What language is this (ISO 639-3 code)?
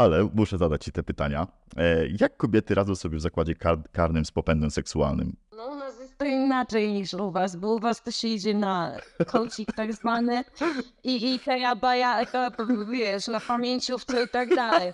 pol